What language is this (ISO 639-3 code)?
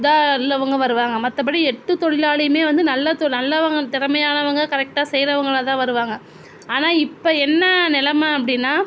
tam